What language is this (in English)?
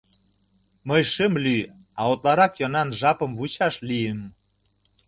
Mari